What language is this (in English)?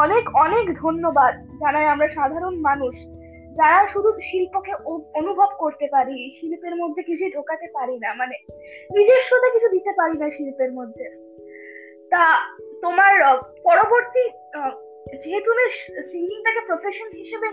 Bangla